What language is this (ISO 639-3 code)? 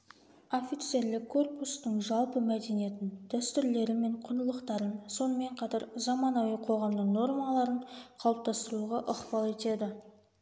kaz